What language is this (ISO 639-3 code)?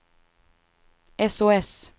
swe